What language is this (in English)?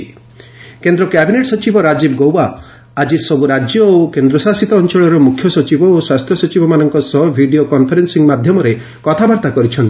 Odia